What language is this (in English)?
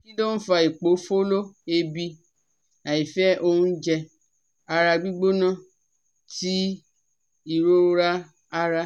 Yoruba